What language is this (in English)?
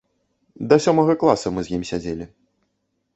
Belarusian